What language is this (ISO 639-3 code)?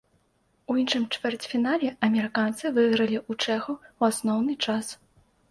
bel